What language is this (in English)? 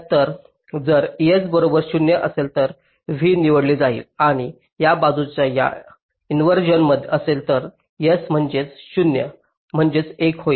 Marathi